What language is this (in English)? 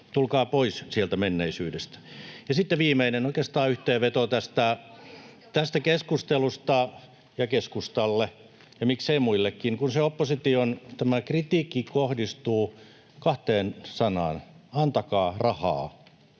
Finnish